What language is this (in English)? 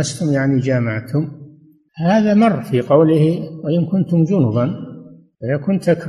Arabic